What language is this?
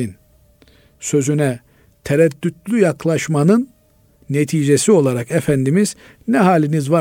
Turkish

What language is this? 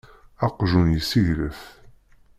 Kabyle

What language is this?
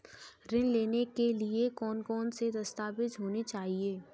Hindi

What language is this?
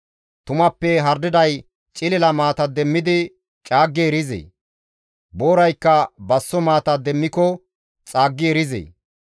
Gamo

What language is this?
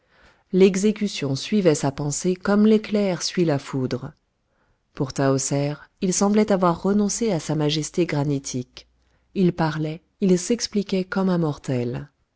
French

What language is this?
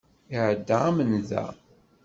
Kabyle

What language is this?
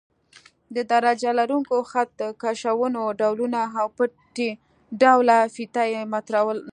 Pashto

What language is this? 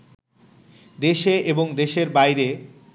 Bangla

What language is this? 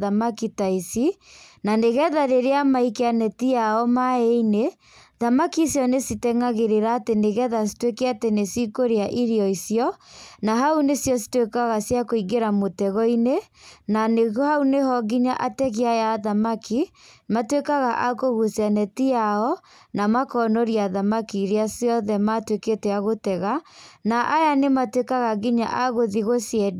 Kikuyu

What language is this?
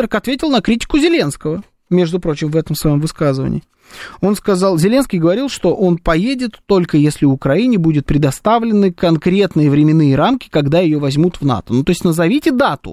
Russian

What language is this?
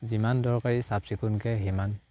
Assamese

